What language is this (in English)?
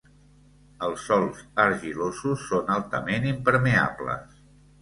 Catalan